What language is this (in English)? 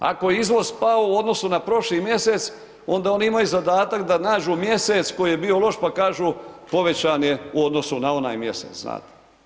Croatian